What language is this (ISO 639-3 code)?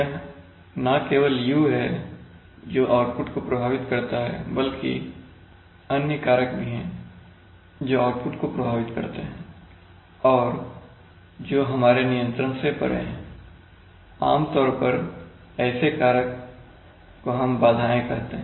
hin